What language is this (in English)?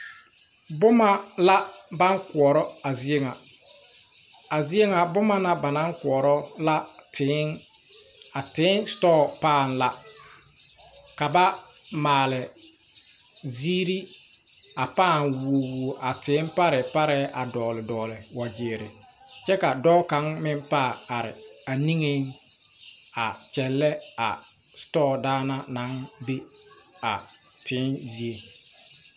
Southern Dagaare